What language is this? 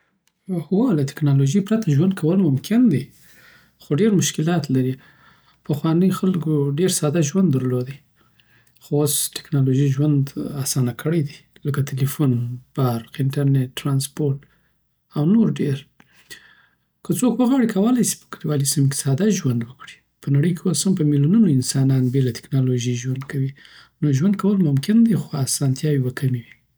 Southern Pashto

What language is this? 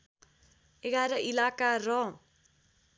Nepali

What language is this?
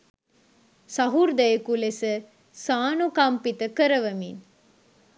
Sinhala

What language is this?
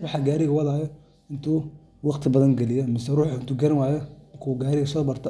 Somali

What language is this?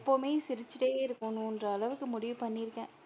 Tamil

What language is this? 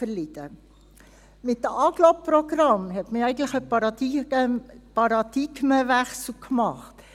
Swiss German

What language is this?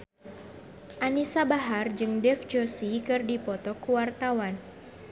Sundanese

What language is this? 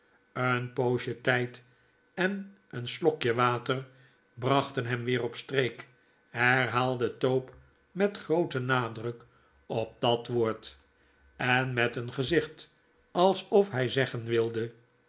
Dutch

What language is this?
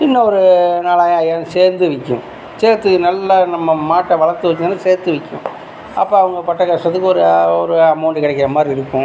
Tamil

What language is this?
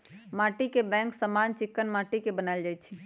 Magahi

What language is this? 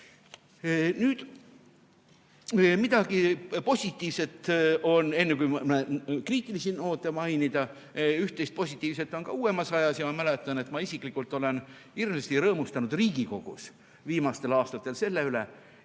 Estonian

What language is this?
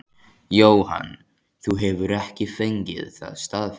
Icelandic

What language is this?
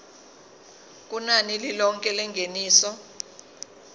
Zulu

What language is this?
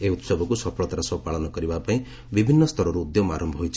Odia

